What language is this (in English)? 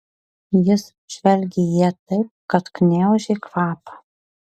Lithuanian